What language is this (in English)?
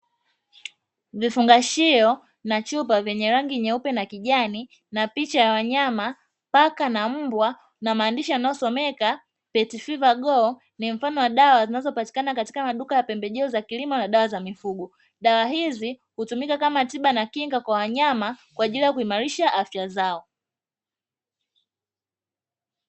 Swahili